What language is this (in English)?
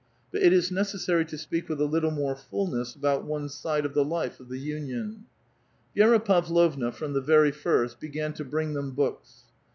English